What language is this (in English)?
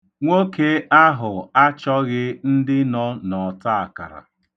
Igbo